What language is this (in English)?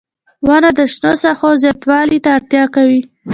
Pashto